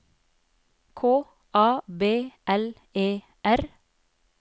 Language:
Norwegian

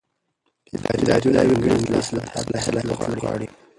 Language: Pashto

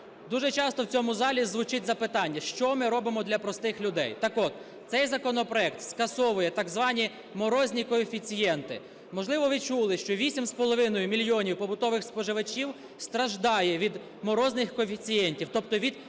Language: Ukrainian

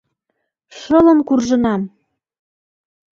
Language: Mari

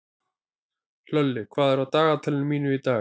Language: Icelandic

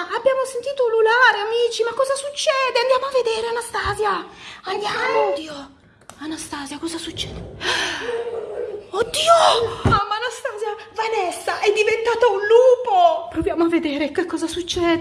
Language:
Italian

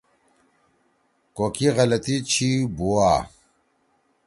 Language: Torwali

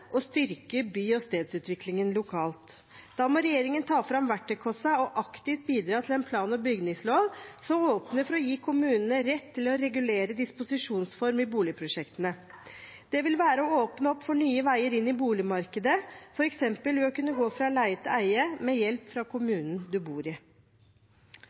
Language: Norwegian Bokmål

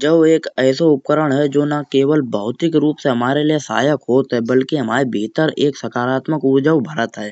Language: Kanauji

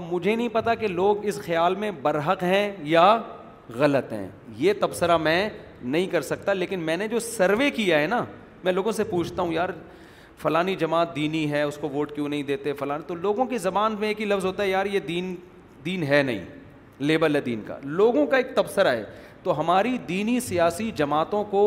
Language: Urdu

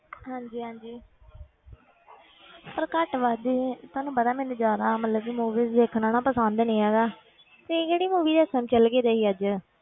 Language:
Punjabi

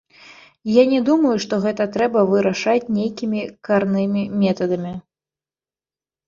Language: Belarusian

